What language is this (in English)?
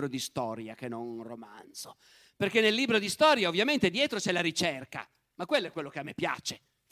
Italian